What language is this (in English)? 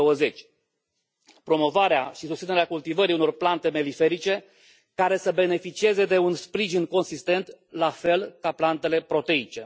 Romanian